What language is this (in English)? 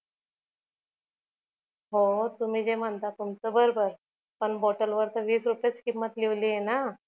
Marathi